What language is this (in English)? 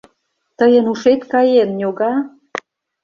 Mari